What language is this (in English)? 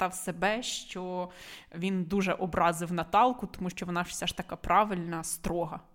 Ukrainian